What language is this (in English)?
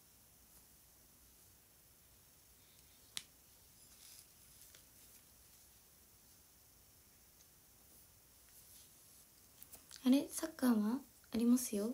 Japanese